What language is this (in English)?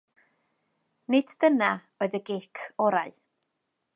Welsh